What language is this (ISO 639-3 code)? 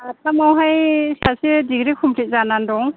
brx